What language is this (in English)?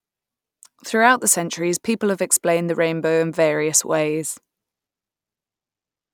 English